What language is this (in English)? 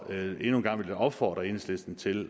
Danish